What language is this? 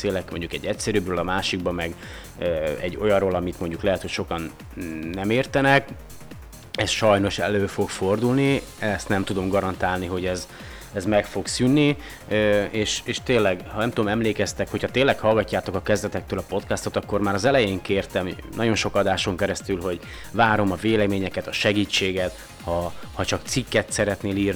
Hungarian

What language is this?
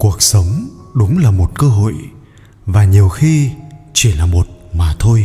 Vietnamese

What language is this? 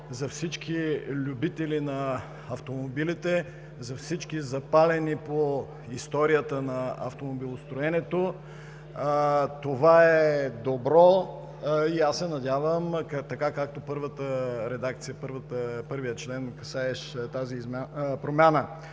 Bulgarian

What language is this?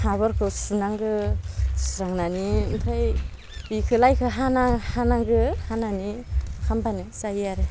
Bodo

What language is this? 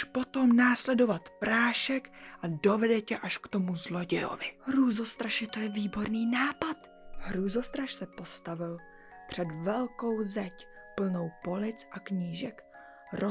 Czech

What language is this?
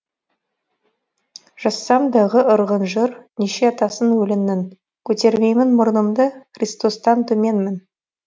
Kazakh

